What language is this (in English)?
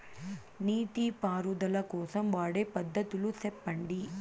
Telugu